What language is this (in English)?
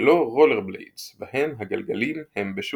Hebrew